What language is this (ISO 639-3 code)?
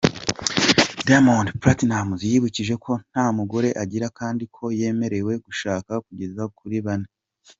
kin